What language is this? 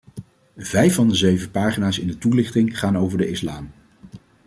Dutch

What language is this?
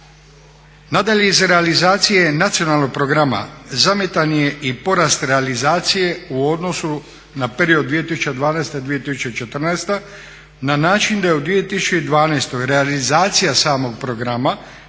Croatian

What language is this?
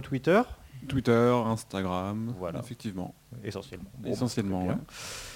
French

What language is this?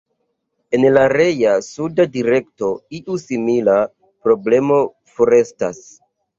Esperanto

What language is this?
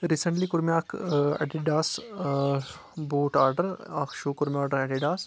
Kashmiri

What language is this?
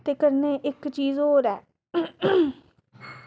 Dogri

